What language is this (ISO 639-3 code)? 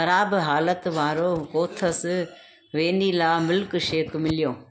snd